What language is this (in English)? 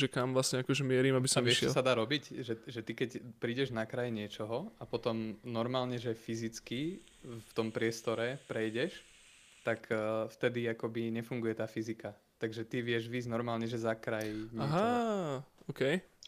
Slovak